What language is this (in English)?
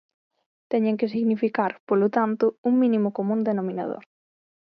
Galician